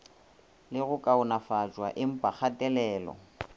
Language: Northern Sotho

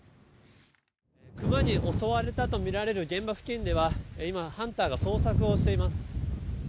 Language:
Japanese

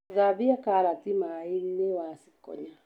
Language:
Kikuyu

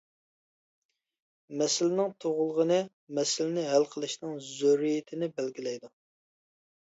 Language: Uyghur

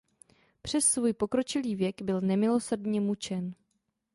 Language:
Czech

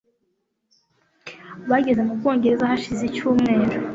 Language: Kinyarwanda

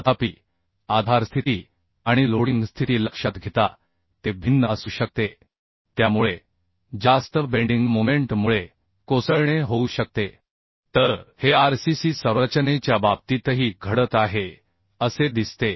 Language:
Marathi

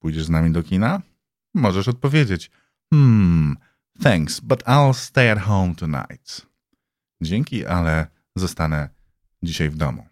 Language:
Polish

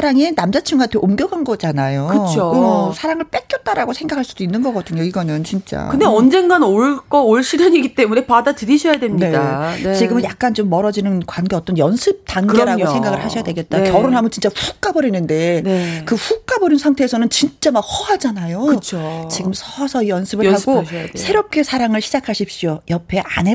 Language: Korean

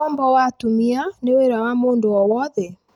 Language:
Kikuyu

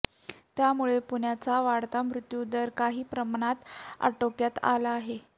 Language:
Marathi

